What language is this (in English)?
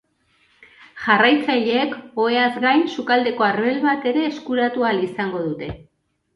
Basque